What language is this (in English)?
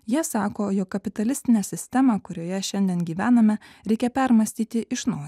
Lithuanian